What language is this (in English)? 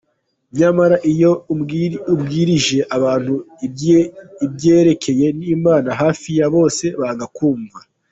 Kinyarwanda